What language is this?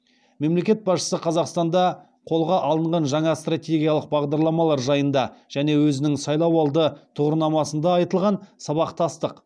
Kazakh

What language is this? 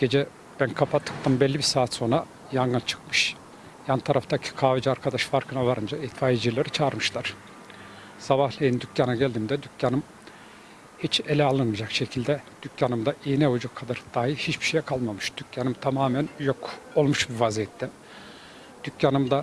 Turkish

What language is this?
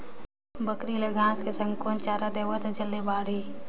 Chhattisgarhi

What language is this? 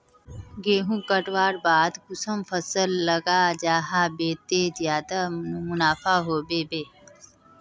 Magahi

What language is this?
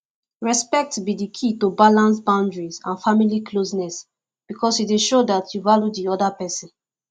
Nigerian Pidgin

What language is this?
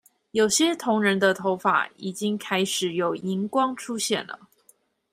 Chinese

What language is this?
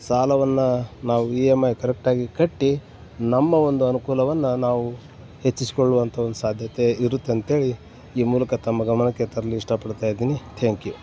Kannada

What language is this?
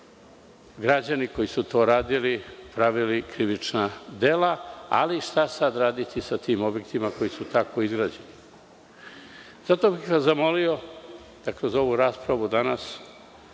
Serbian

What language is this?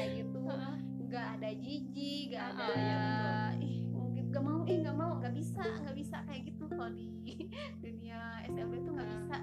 Indonesian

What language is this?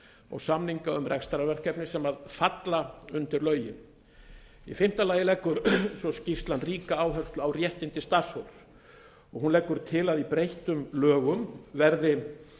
Icelandic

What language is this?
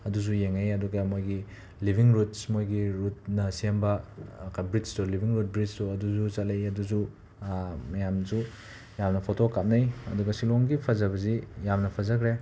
Manipuri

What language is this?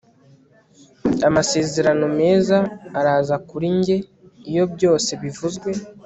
Kinyarwanda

